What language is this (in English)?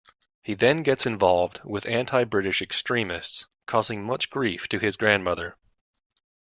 English